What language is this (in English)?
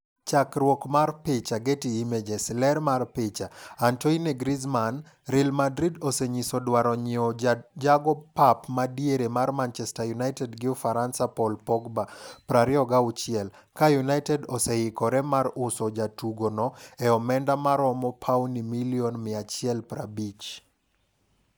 Luo (Kenya and Tanzania)